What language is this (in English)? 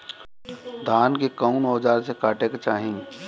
Bhojpuri